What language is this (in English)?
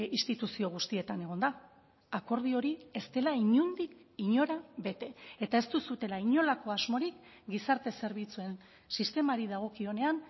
Basque